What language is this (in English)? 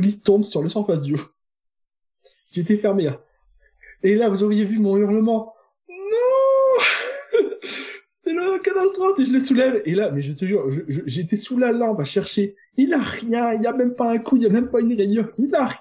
French